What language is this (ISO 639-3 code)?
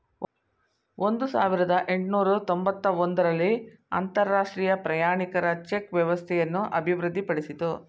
kan